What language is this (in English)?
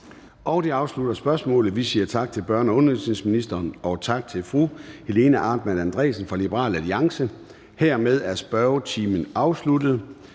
Danish